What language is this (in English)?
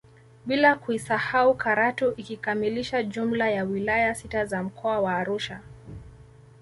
Swahili